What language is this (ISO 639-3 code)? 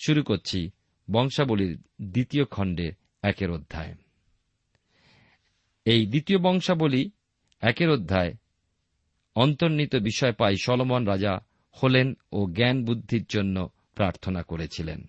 ben